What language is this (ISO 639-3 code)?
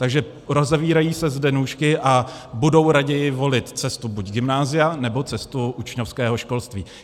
ces